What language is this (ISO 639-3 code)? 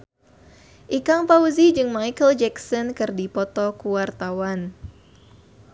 sun